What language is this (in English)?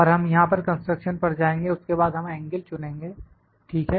Hindi